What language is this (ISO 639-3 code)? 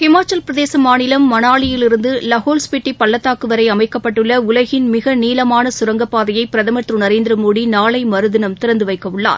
tam